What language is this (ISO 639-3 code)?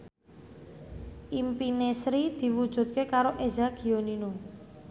jav